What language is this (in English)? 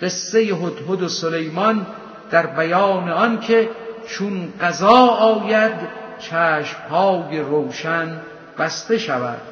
Persian